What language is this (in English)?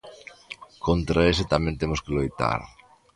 Galician